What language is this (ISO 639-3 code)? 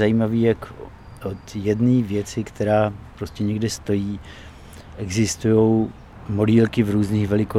ces